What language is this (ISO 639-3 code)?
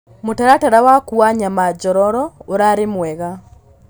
kik